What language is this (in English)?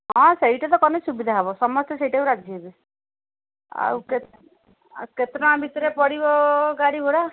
Odia